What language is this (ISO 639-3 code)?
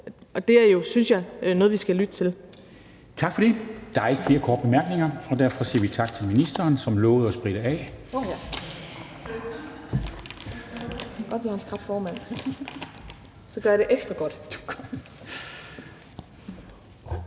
dan